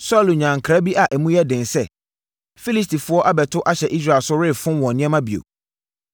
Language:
Akan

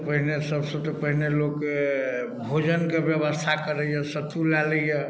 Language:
Maithili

